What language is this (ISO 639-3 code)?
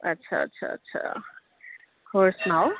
pan